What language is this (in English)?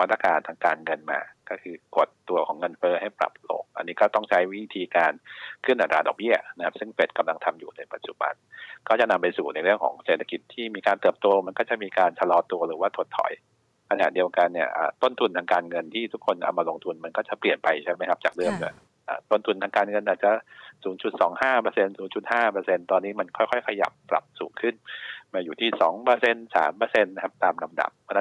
Thai